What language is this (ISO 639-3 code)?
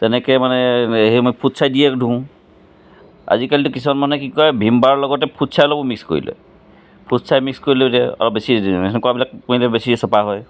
asm